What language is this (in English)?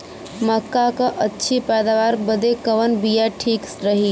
Bhojpuri